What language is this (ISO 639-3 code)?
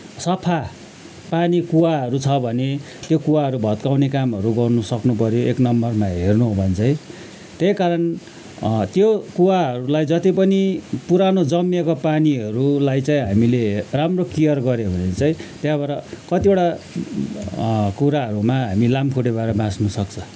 nep